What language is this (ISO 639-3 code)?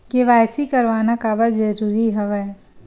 hne